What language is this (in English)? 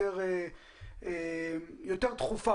Hebrew